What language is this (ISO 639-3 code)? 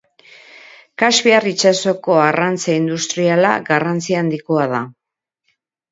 eus